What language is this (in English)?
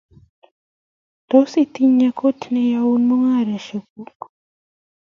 Kalenjin